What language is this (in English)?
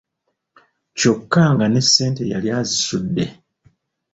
Ganda